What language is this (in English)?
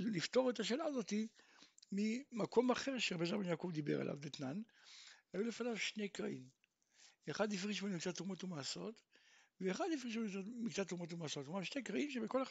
Hebrew